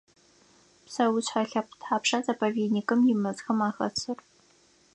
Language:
Adyghe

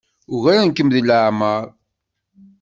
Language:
Kabyle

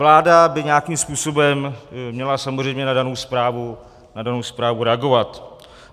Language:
Czech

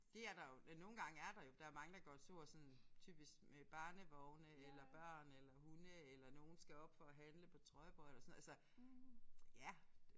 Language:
Danish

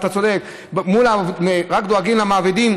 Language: Hebrew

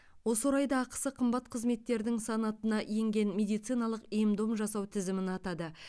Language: Kazakh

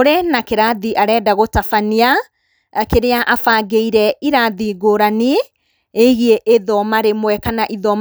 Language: Kikuyu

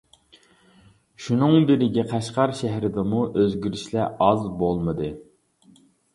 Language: Uyghur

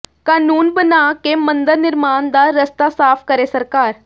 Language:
Punjabi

